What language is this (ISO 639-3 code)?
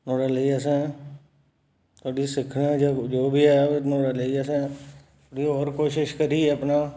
doi